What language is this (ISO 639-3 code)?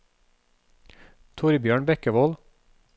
nor